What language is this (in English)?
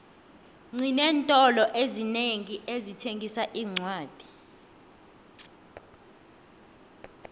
South Ndebele